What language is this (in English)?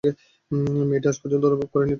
Bangla